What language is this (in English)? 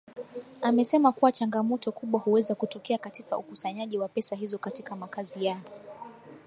Swahili